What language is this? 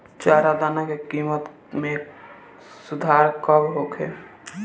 Bhojpuri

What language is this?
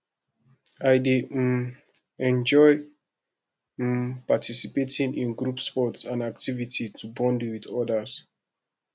Nigerian Pidgin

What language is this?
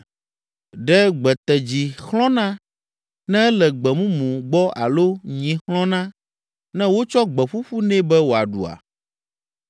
Ewe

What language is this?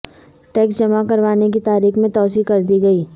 Urdu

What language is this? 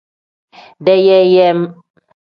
Tem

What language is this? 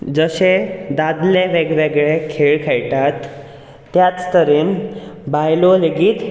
Konkani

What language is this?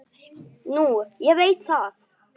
Icelandic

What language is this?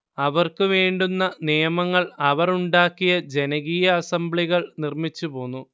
Malayalam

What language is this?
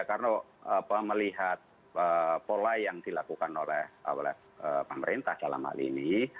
Indonesian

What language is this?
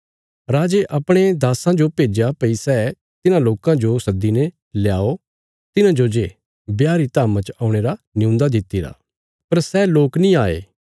Bilaspuri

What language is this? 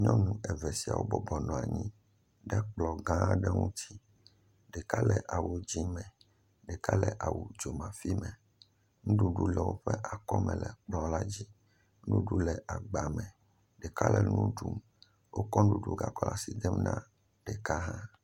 Ewe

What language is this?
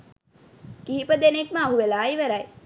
Sinhala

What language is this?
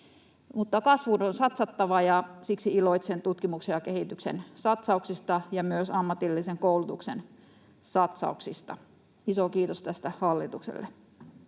Finnish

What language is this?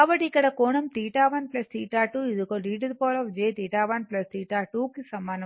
Telugu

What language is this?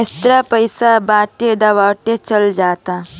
Bhojpuri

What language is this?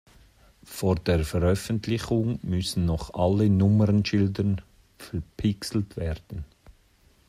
German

